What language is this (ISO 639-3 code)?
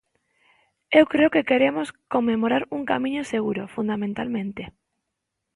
glg